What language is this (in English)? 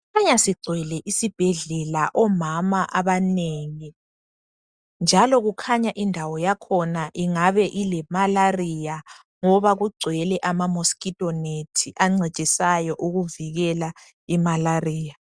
North Ndebele